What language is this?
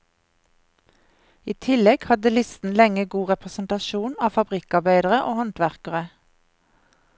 Norwegian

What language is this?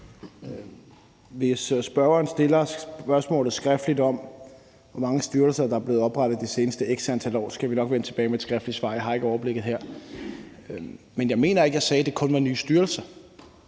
Danish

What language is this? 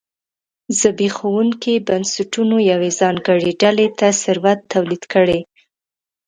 Pashto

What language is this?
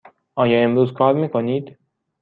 Persian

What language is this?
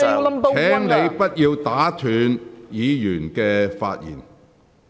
Cantonese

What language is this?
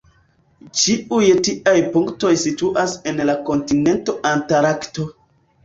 Esperanto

